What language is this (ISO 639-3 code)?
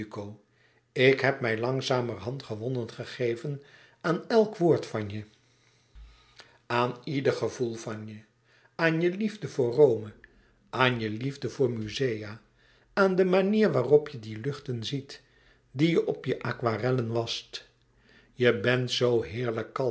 nld